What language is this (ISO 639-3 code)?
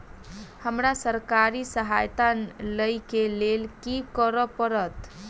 mai